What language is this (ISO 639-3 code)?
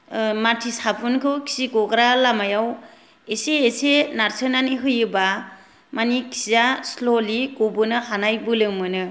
brx